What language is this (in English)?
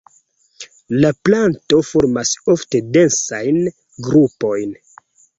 Esperanto